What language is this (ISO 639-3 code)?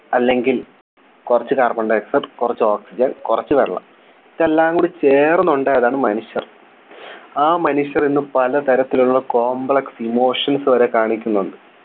mal